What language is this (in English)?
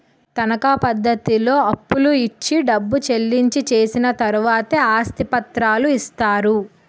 Telugu